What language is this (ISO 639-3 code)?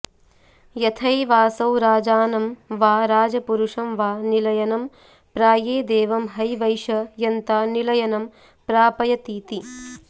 san